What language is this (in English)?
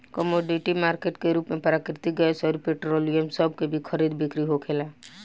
Bhojpuri